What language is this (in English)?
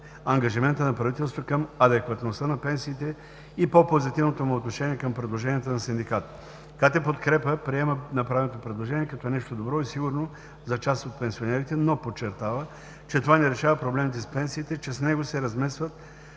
Bulgarian